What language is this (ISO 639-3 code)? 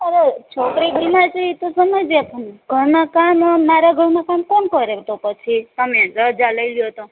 guj